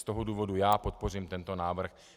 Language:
Czech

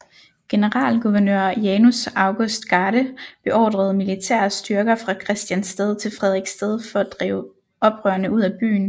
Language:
Danish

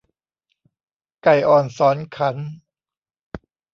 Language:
Thai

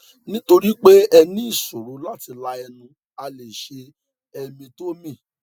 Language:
Yoruba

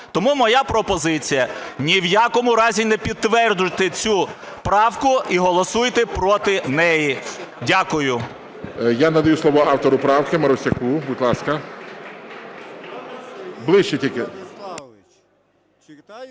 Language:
Ukrainian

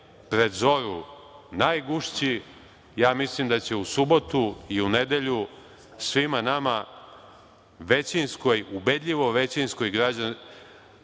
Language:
Serbian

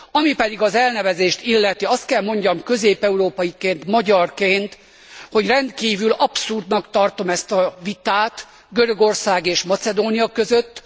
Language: Hungarian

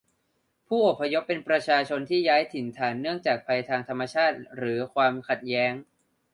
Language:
Thai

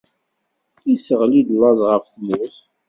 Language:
Kabyle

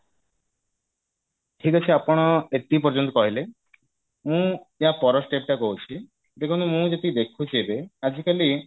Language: Odia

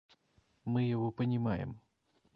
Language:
Russian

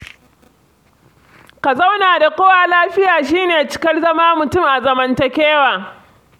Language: Hausa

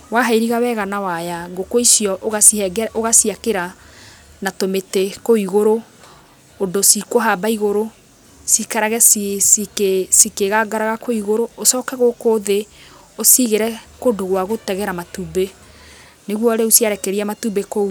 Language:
Kikuyu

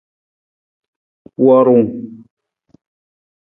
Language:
Nawdm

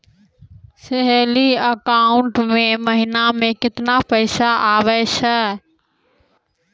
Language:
Maithili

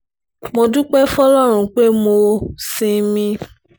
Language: Yoruba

